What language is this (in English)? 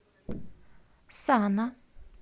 Russian